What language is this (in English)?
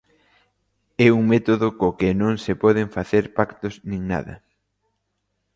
Galician